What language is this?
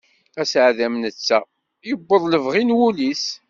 Kabyle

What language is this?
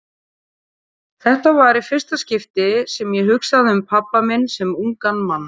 Icelandic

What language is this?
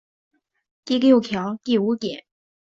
Chinese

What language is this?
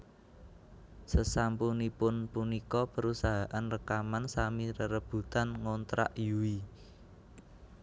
Javanese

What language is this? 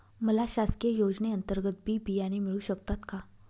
Marathi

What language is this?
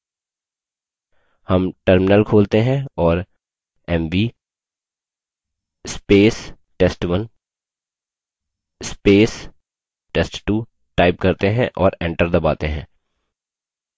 Hindi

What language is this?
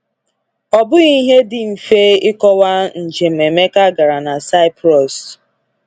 Igbo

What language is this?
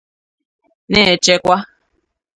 Igbo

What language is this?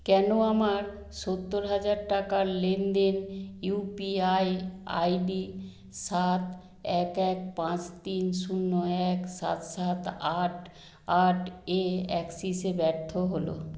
Bangla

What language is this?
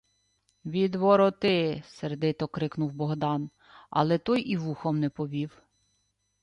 Ukrainian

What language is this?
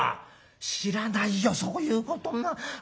Japanese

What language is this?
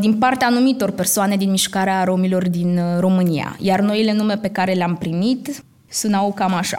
Romanian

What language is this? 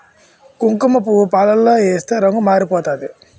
Telugu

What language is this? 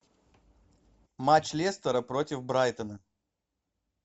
Russian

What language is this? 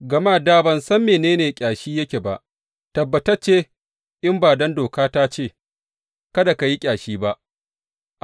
Hausa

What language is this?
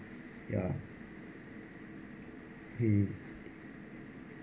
English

